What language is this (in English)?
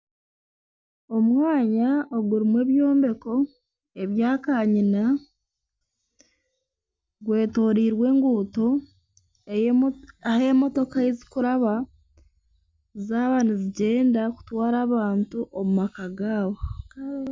Nyankole